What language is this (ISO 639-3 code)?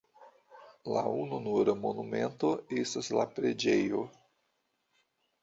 epo